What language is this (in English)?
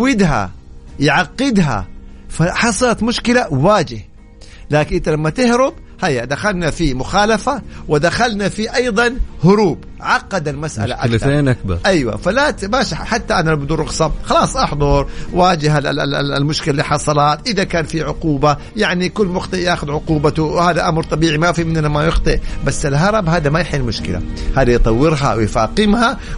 Arabic